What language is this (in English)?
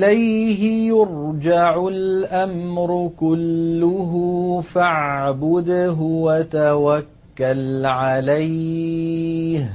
Arabic